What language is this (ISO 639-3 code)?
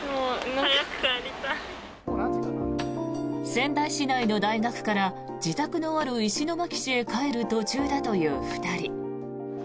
jpn